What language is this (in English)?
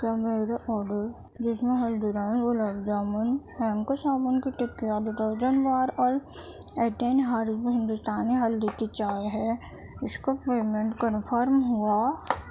Urdu